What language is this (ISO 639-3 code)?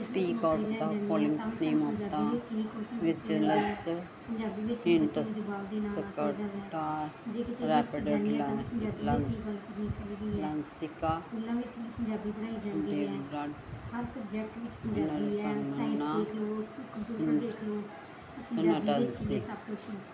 pan